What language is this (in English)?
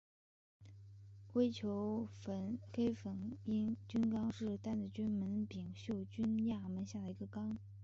Chinese